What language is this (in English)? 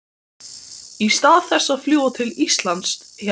Icelandic